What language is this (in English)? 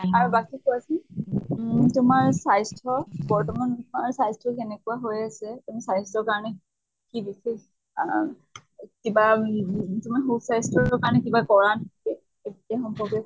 Assamese